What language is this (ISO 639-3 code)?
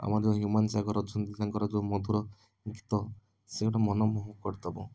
ori